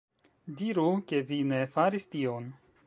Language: Esperanto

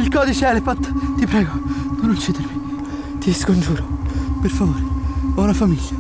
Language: Italian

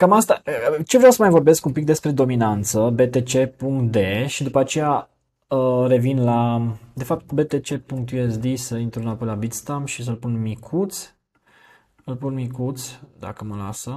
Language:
Romanian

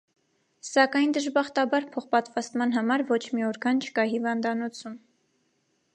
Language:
Armenian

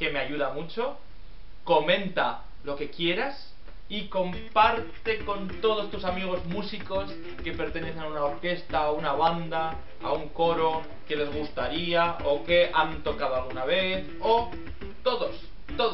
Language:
Spanish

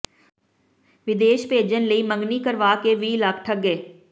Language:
Punjabi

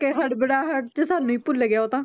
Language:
Punjabi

